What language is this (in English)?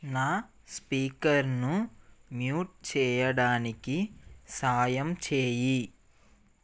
Telugu